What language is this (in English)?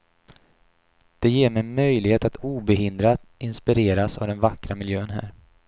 Swedish